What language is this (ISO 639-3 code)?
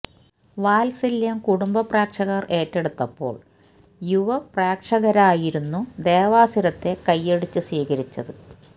mal